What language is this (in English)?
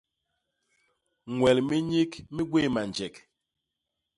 Basaa